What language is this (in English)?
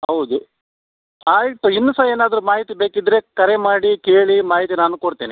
Kannada